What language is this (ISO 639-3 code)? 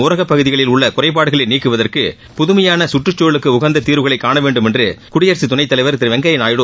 tam